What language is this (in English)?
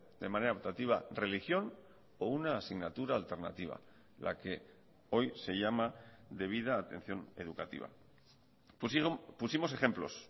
Spanish